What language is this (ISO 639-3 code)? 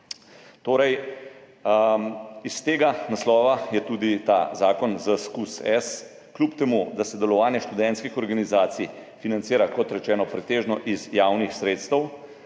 slv